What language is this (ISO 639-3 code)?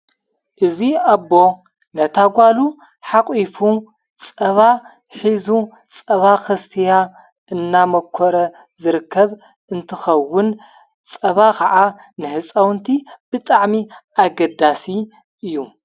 tir